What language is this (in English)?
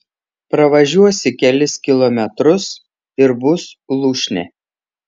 Lithuanian